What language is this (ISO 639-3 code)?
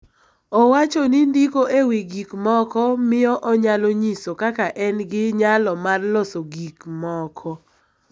luo